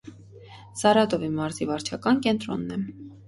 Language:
Armenian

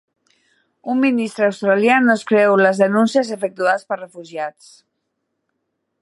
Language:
Catalan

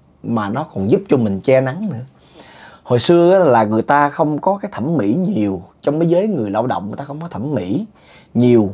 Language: Vietnamese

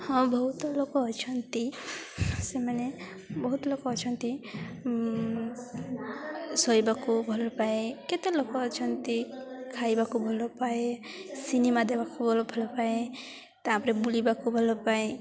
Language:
Odia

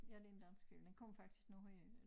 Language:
Danish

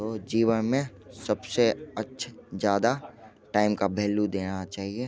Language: Hindi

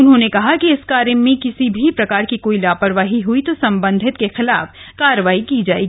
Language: Hindi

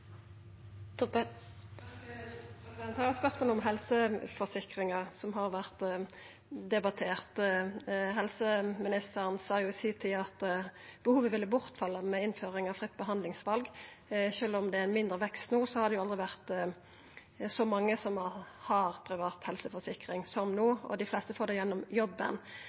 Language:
Norwegian Nynorsk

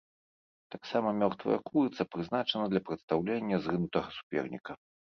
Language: Belarusian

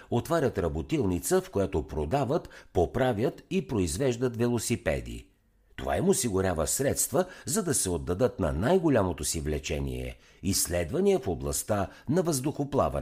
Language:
Bulgarian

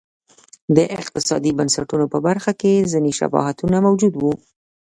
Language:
Pashto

